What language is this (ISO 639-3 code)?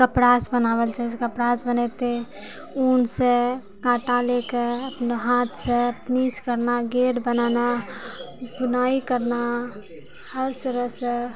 mai